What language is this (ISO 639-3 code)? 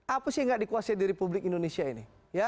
ind